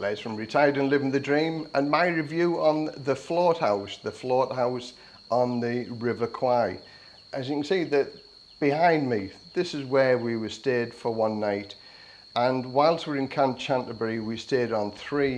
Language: English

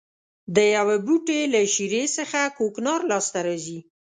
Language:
Pashto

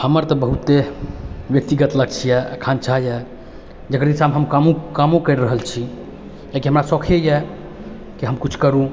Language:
Maithili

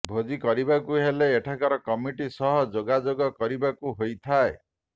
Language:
Odia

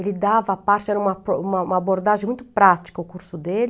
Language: Portuguese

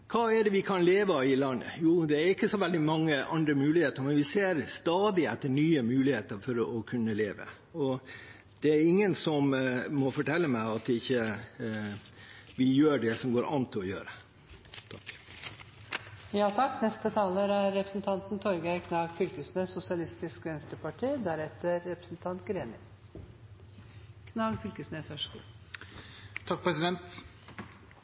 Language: Norwegian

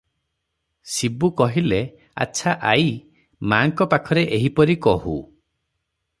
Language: Odia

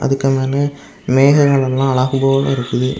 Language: Tamil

